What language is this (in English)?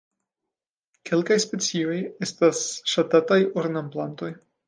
Esperanto